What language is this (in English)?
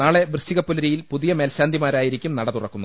Malayalam